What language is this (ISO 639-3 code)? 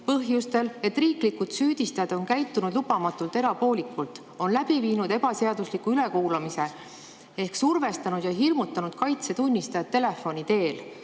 est